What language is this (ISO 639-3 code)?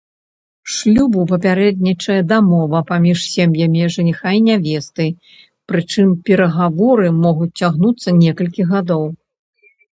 bel